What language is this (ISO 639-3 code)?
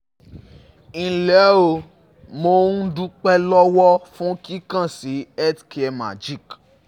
yor